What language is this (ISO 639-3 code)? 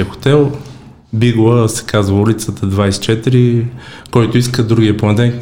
bul